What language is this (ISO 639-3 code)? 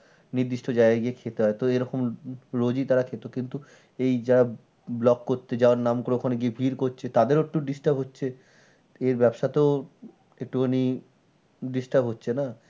ben